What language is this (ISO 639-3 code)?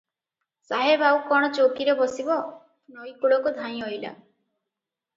ori